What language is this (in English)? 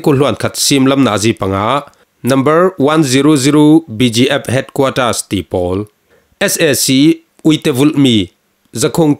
Thai